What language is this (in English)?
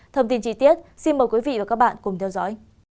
Vietnamese